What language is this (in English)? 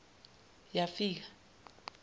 Zulu